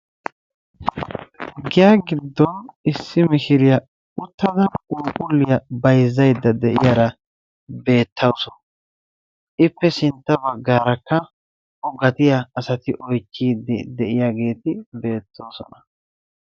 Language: Wolaytta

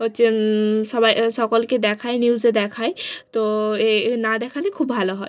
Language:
Bangla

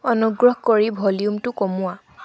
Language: Assamese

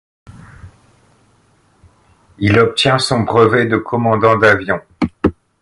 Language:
French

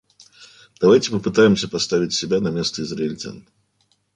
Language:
Russian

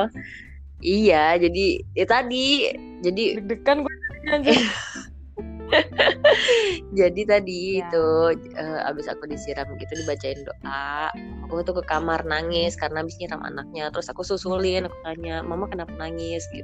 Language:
Indonesian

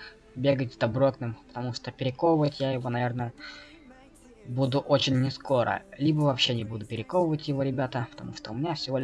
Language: Russian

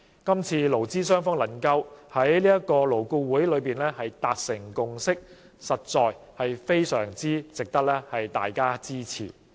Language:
Cantonese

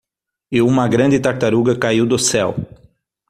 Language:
Portuguese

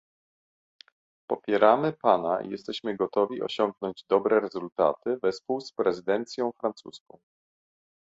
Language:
Polish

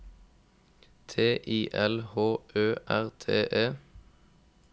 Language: Norwegian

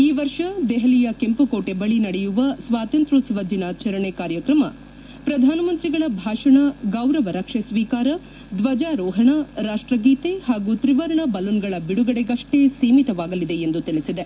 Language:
Kannada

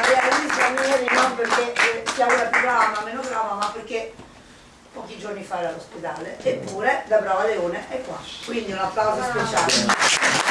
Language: Italian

